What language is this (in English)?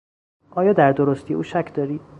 Persian